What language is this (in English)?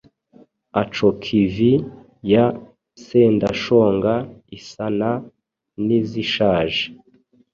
Kinyarwanda